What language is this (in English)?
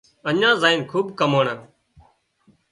Wadiyara Koli